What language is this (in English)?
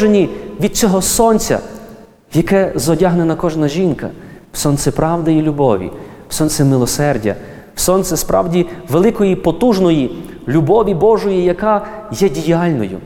Ukrainian